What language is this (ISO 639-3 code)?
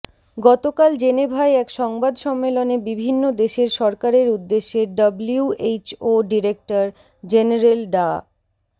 ben